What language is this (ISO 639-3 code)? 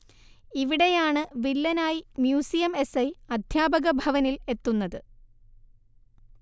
mal